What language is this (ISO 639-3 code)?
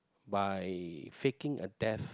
eng